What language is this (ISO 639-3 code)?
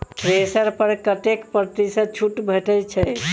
mai